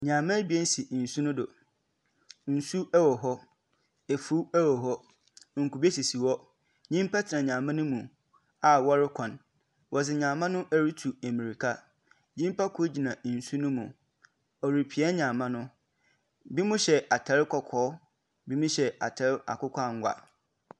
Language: Akan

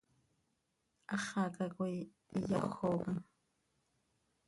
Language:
Seri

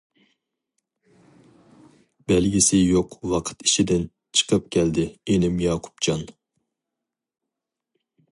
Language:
Uyghur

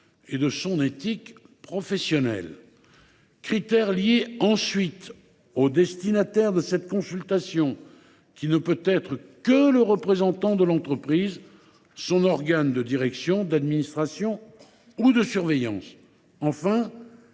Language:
French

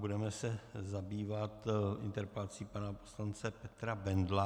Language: Czech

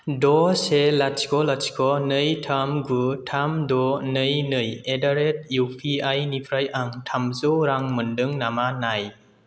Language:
Bodo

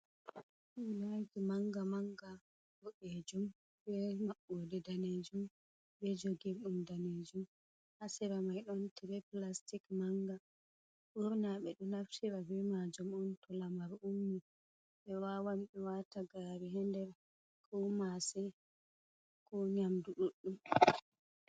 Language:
Fula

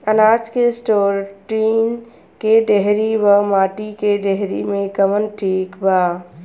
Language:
Bhojpuri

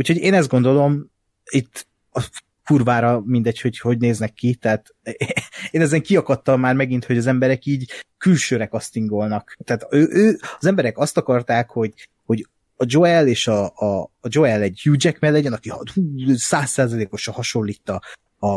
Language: Hungarian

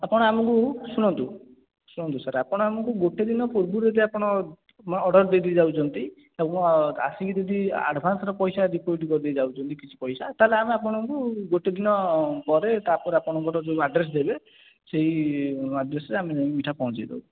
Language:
Odia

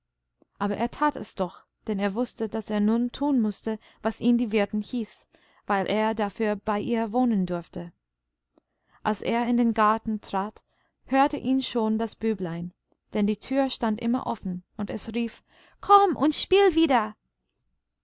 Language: German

